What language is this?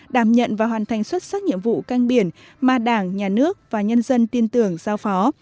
Vietnamese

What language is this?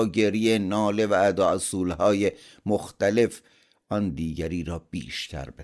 Persian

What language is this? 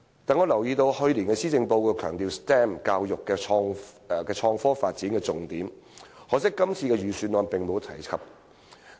Cantonese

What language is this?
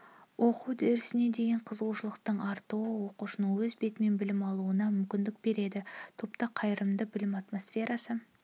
Kazakh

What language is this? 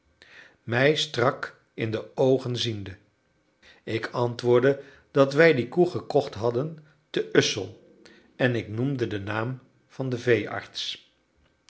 Dutch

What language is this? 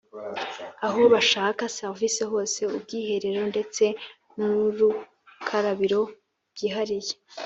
Kinyarwanda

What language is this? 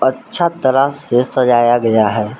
Hindi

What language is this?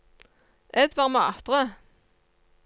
Norwegian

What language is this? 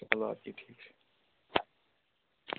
Kashmiri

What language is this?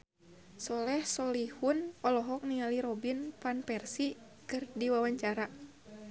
Sundanese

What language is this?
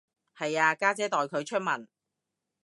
Cantonese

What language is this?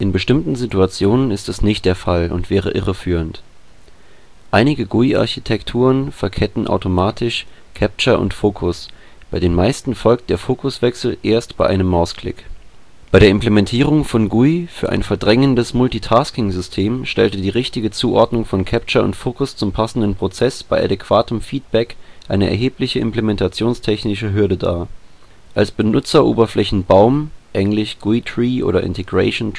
German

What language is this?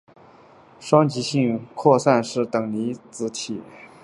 Chinese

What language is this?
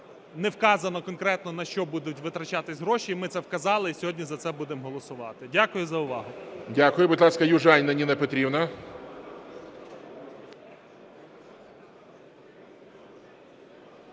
Ukrainian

